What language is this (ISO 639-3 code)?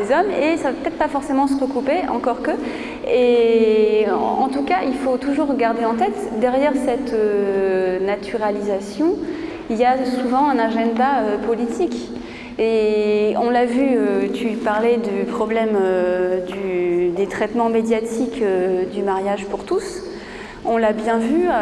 fra